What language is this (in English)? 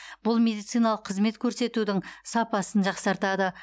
Kazakh